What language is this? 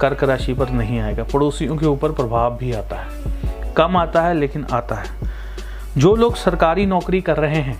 Hindi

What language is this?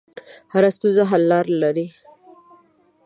Pashto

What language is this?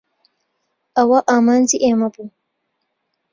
Central Kurdish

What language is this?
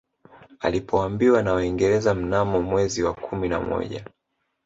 Swahili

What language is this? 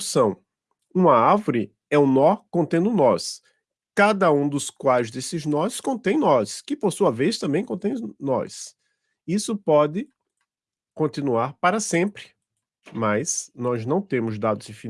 Portuguese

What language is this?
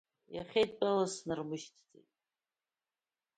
Abkhazian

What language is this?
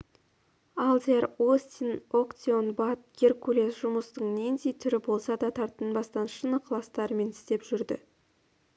Kazakh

